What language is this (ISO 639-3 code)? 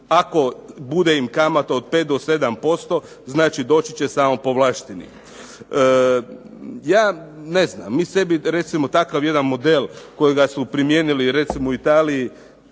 hrv